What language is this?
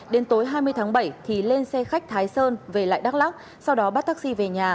Vietnamese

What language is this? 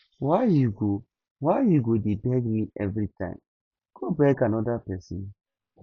Nigerian Pidgin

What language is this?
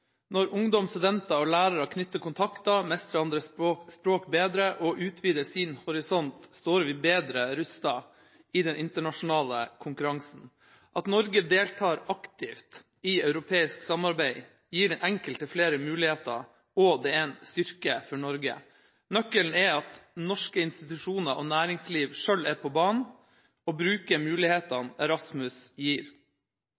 Norwegian Bokmål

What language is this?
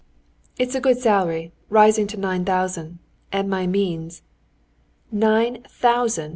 English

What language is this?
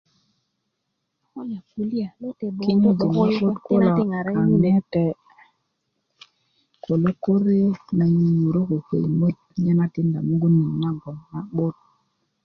Kuku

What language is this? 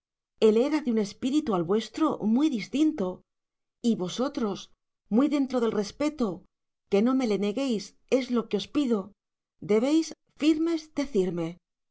Spanish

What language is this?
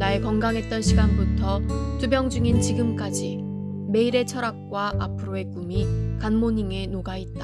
Korean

